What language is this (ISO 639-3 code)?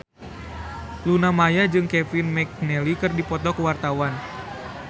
sun